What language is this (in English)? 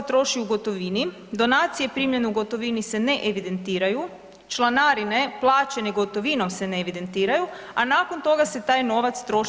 Croatian